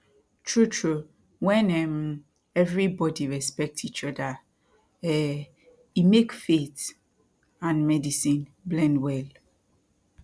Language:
Nigerian Pidgin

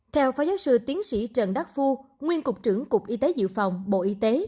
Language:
Vietnamese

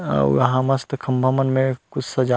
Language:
Chhattisgarhi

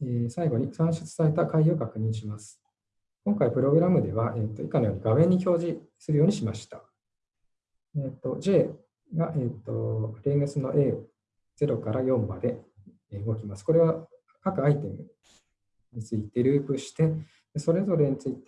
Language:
Japanese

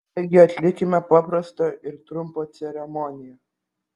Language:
Lithuanian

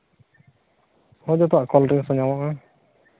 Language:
Santali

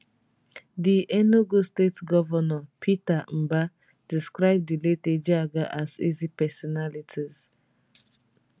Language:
Nigerian Pidgin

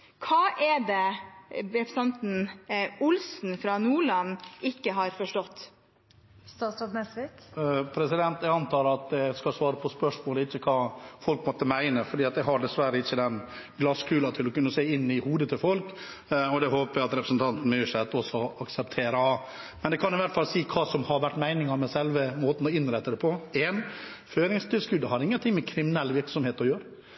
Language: Norwegian Bokmål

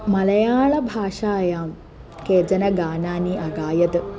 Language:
Sanskrit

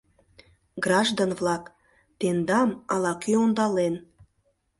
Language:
Mari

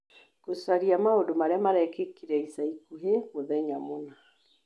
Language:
Kikuyu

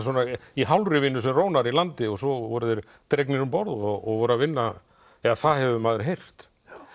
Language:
Icelandic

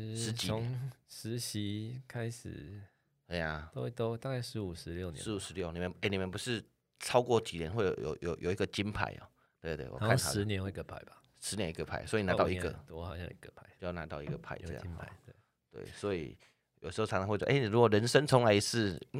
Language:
Chinese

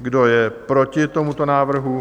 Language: Czech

